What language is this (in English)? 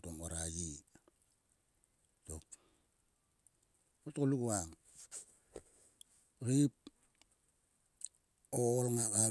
Sulka